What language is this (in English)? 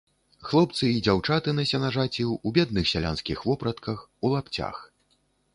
Belarusian